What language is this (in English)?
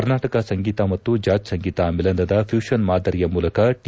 Kannada